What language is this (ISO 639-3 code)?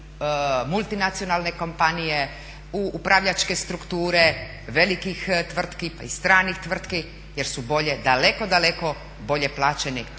hrv